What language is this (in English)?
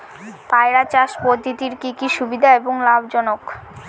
Bangla